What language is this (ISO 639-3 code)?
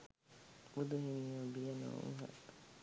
sin